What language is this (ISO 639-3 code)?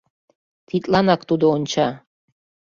chm